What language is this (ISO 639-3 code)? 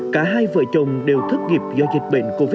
vie